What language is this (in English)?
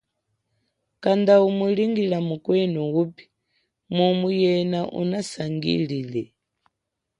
Chokwe